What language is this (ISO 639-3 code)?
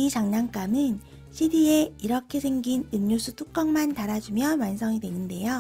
kor